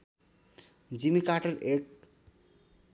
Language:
Nepali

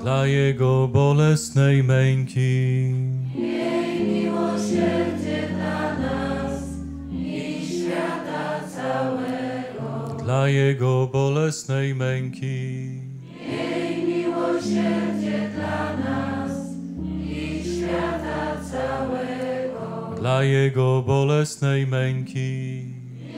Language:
Polish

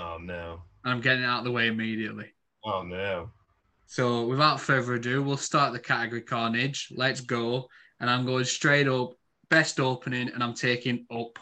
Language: English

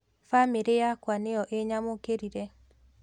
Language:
Kikuyu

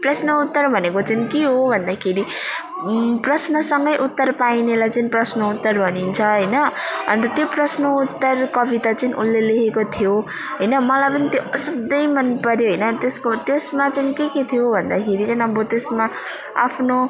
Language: Nepali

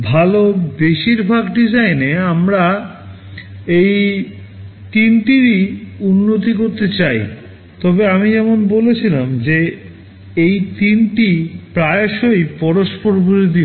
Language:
Bangla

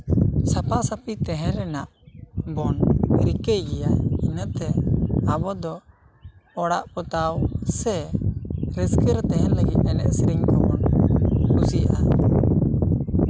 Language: Santali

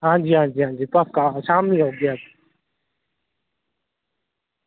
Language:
Dogri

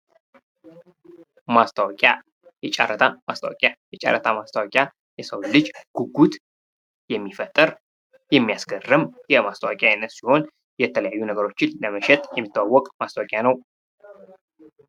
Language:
Amharic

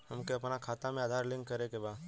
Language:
Bhojpuri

